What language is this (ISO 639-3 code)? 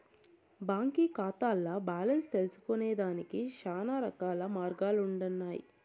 tel